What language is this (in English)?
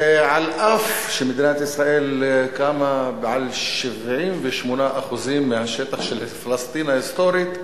Hebrew